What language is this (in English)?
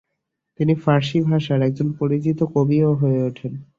Bangla